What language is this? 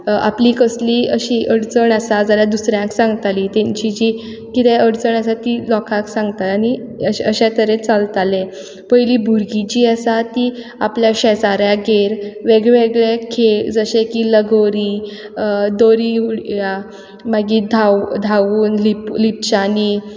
Konkani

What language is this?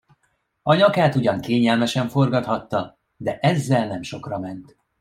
Hungarian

